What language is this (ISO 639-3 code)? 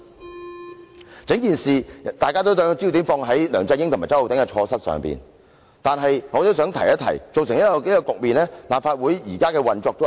yue